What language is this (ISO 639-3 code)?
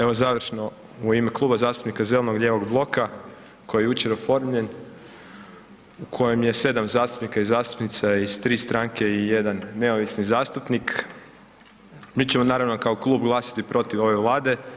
hrv